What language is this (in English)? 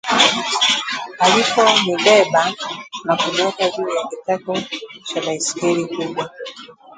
Swahili